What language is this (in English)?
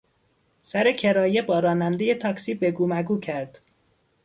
Persian